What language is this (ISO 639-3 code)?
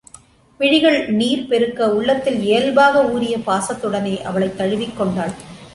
tam